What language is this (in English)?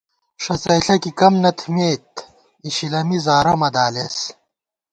Gawar-Bati